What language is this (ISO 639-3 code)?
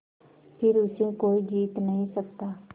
hin